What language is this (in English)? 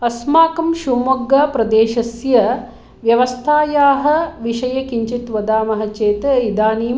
Sanskrit